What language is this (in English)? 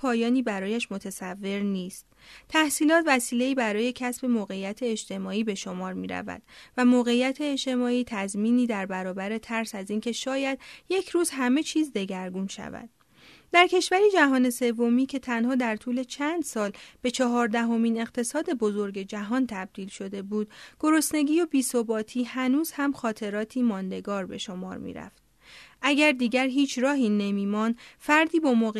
Persian